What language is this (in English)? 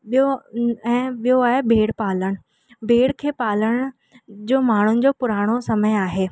Sindhi